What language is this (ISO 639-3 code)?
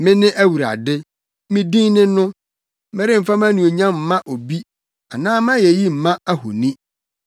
aka